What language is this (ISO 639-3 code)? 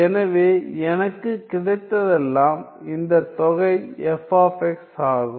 tam